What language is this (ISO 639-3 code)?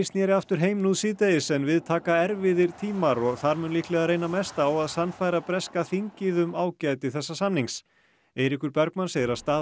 isl